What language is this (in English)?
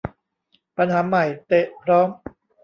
Thai